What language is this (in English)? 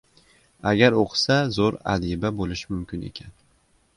Uzbek